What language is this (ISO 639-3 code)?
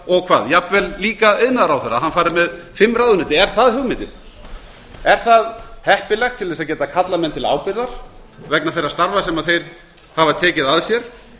isl